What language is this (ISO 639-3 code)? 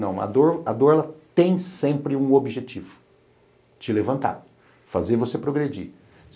por